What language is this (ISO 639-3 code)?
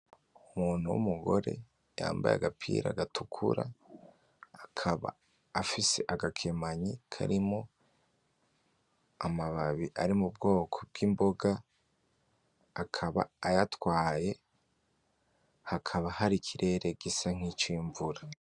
run